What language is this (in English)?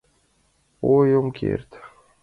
Mari